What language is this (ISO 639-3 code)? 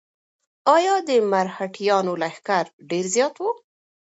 pus